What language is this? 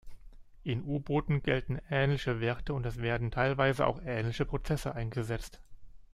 German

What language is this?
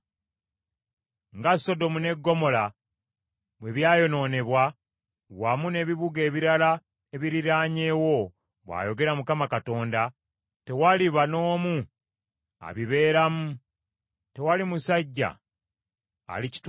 Ganda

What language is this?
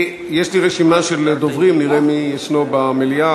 Hebrew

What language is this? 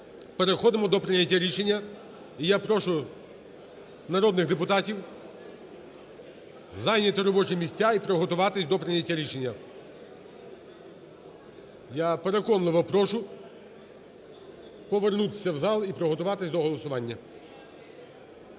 Ukrainian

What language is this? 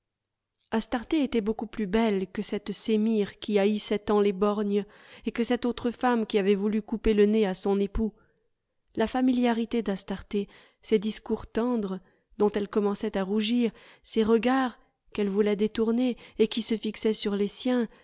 French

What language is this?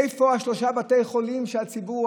Hebrew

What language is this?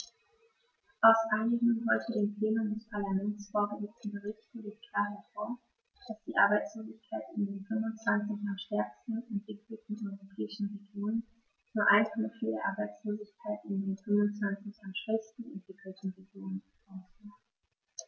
German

